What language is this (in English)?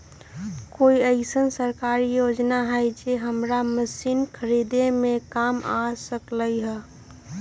Magahi